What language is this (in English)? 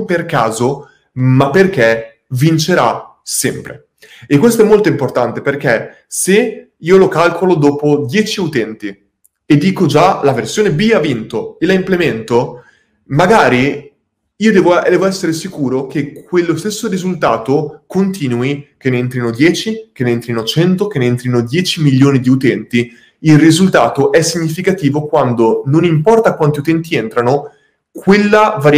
Italian